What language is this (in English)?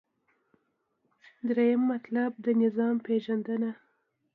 Pashto